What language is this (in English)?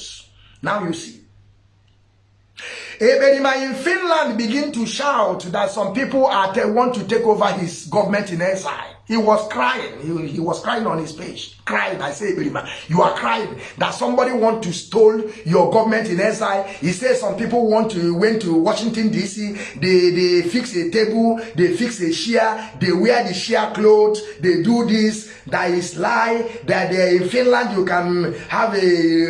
English